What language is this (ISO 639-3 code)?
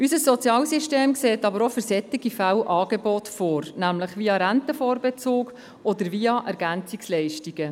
gsw